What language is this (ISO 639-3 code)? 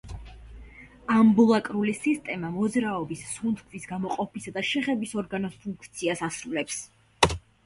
kat